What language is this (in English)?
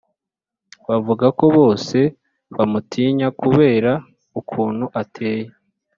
Kinyarwanda